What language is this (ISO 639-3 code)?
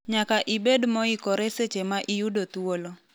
luo